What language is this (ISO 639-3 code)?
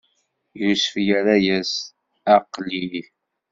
kab